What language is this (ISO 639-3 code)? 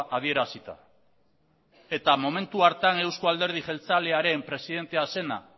eus